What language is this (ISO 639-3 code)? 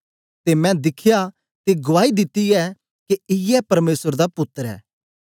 doi